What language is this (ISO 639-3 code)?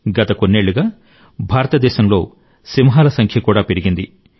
tel